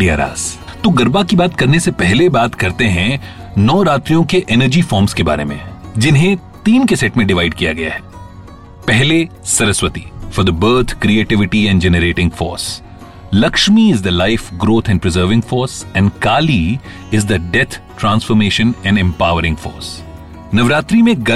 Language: Hindi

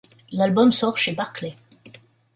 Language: French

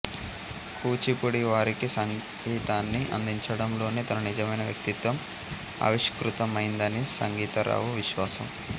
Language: Telugu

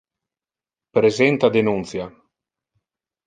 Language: Interlingua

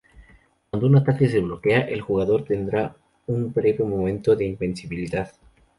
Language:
Spanish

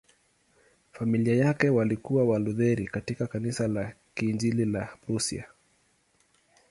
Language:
Swahili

